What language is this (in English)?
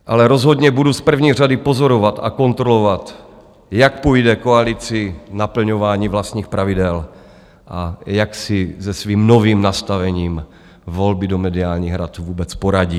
Czech